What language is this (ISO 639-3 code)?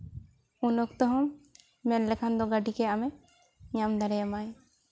sat